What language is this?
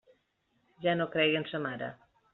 Catalan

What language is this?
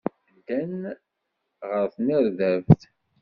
Kabyle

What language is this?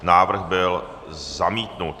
Czech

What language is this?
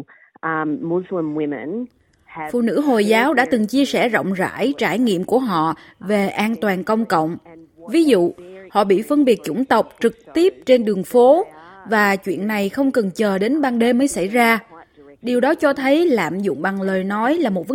Vietnamese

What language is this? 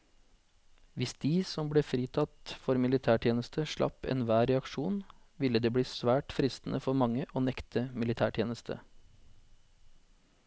Norwegian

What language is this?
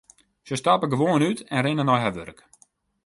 Western Frisian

